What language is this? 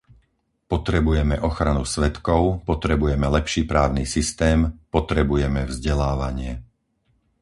Slovak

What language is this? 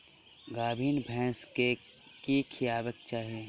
Maithili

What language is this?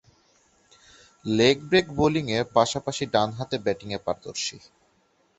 Bangla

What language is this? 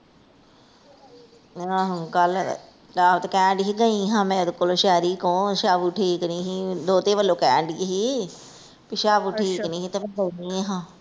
Punjabi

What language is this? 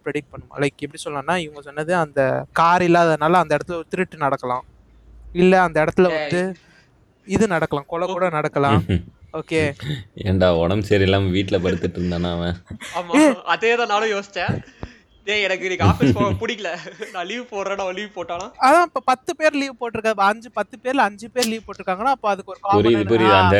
Tamil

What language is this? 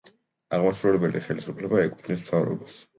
Georgian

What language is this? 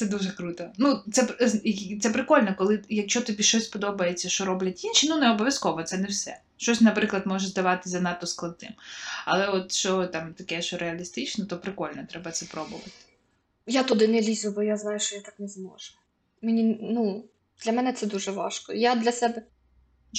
Ukrainian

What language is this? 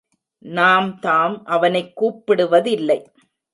Tamil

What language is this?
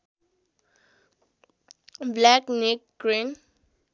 Nepali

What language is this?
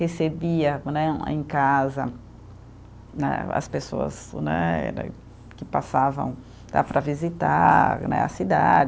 Portuguese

